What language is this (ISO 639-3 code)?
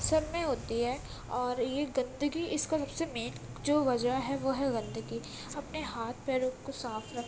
urd